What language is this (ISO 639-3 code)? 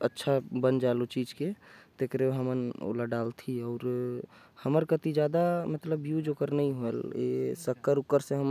kfp